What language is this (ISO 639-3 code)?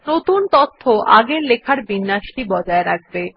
ben